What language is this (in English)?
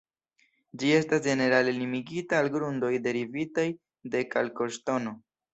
Esperanto